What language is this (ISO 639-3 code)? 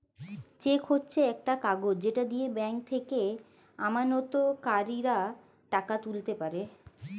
ben